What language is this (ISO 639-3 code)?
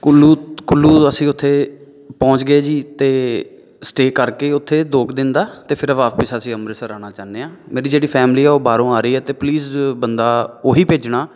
pan